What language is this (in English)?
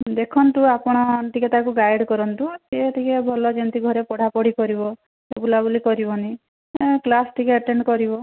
Odia